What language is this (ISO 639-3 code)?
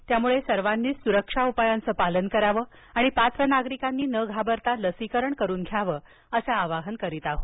mar